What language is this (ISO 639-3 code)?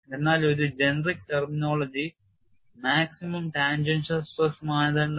mal